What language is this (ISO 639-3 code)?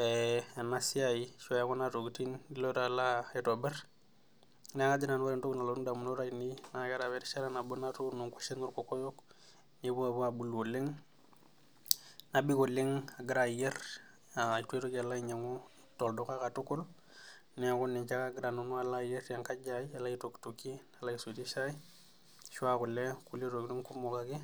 mas